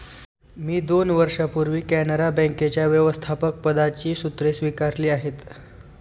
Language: Marathi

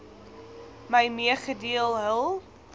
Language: Afrikaans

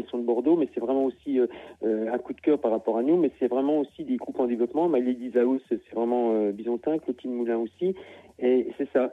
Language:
French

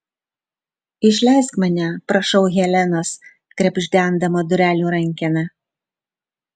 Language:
Lithuanian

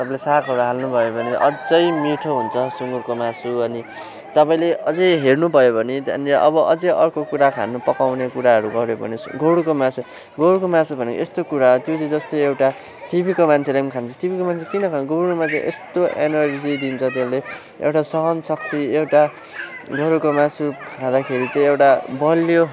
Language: Nepali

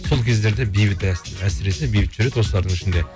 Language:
Kazakh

